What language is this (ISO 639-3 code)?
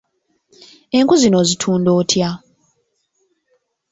lug